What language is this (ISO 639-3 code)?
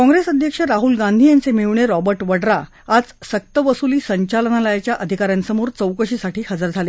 mar